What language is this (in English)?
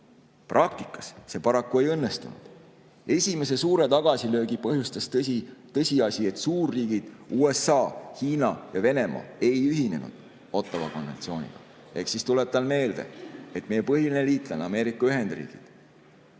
Estonian